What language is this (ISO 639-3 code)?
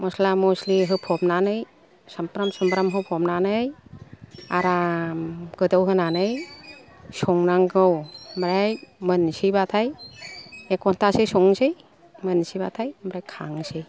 brx